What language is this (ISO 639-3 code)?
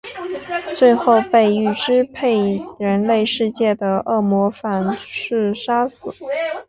zho